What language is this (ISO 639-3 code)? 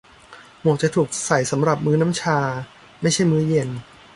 tha